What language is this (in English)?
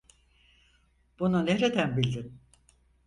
Turkish